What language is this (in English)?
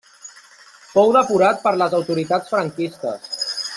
Catalan